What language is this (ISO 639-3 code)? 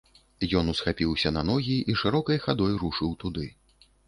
bel